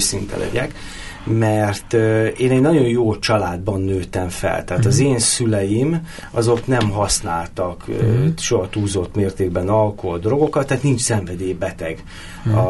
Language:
Hungarian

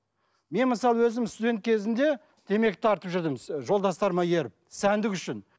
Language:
Kazakh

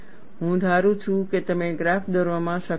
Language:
Gujarati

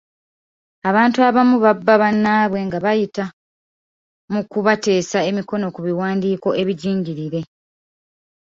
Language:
Ganda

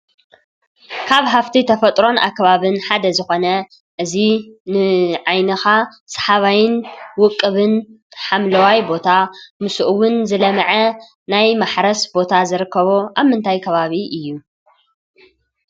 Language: Tigrinya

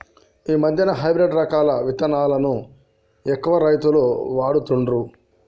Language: Telugu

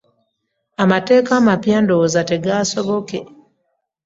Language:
Ganda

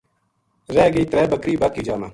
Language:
Gujari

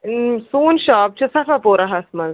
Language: Kashmiri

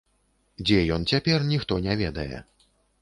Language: Belarusian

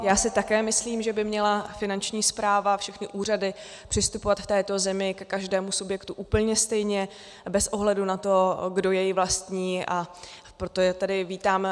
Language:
Czech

